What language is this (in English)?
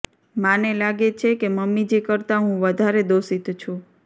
Gujarati